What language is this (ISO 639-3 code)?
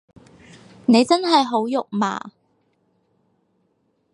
yue